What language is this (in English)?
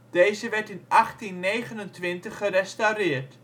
Dutch